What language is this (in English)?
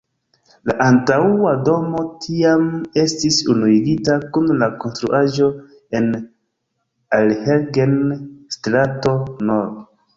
Esperanto